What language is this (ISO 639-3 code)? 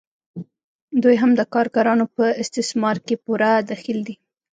pus